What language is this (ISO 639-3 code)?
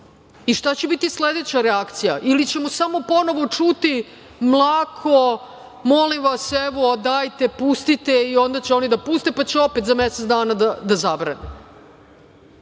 srp